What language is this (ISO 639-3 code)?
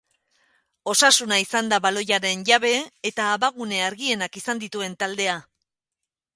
eus